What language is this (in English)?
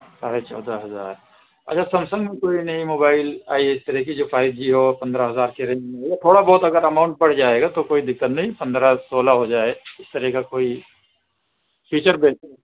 Urdu